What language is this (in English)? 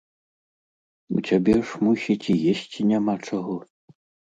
Belarusian